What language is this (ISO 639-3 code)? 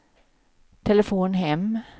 swe